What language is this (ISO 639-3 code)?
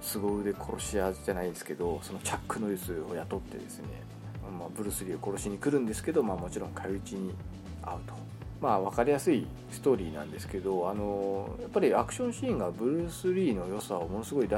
jpn